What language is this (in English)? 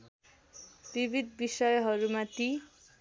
Nepali